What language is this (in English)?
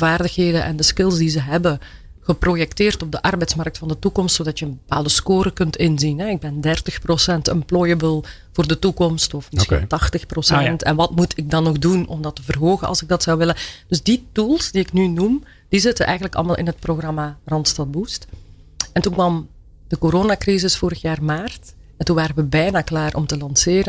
Dutch